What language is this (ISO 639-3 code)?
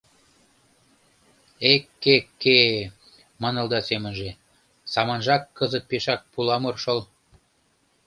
chm